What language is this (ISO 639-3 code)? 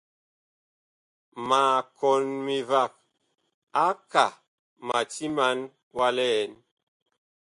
bkh